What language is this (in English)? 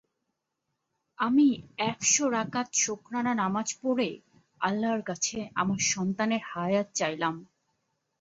Bangla